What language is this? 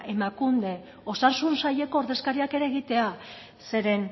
Basque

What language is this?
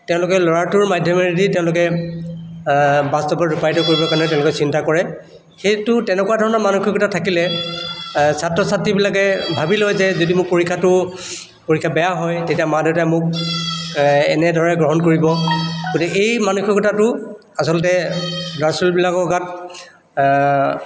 Assamese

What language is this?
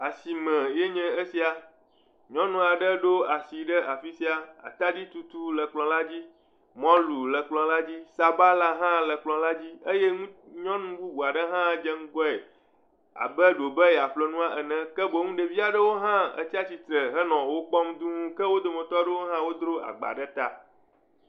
Ewe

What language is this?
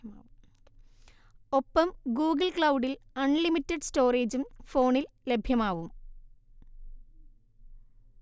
Malayalam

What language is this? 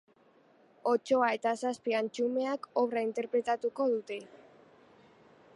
Basque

